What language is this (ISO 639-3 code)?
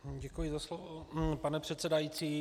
ces